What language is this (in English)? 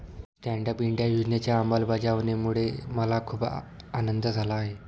Marathi